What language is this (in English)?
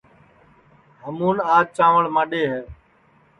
Sansi